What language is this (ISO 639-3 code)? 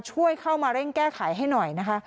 tha